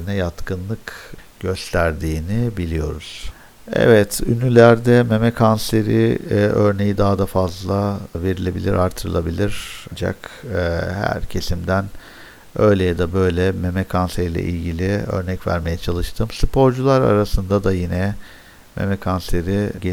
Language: Turkish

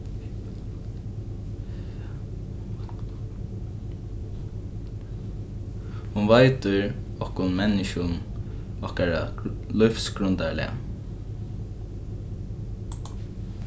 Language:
Faroese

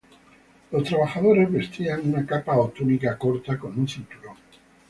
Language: Spanish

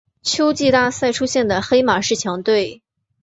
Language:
Chinese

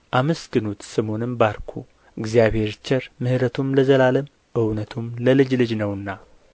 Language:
Amharic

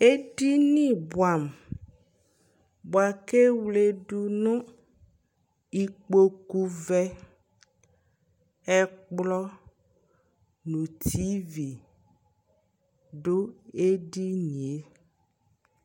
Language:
Ikposo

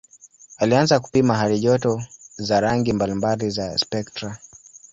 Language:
Swahili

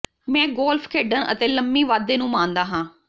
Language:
Punjabi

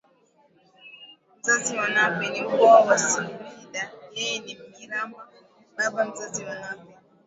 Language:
Swahili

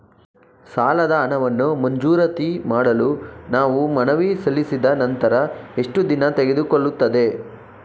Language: Kannada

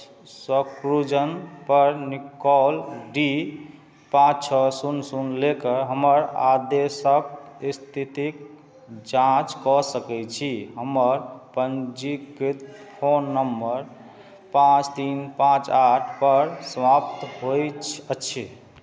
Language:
Maithili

